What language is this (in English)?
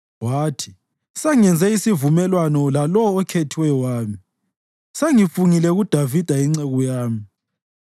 North Ndebele